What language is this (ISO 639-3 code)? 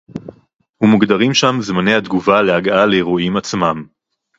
heb